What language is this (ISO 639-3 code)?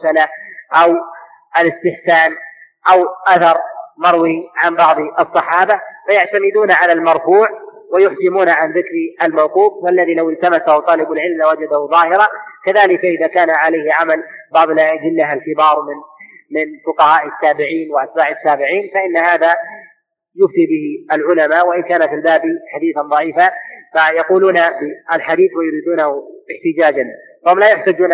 ara